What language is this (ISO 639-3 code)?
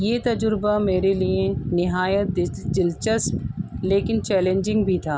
urd